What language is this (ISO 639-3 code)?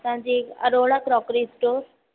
snd